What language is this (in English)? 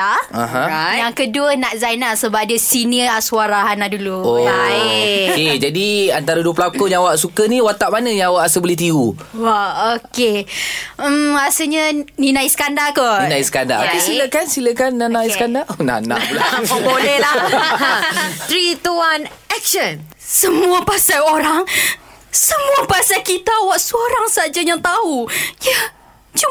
Malay